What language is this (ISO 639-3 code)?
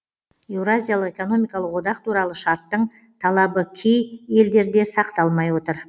kaz